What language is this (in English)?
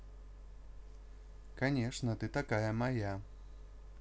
Russian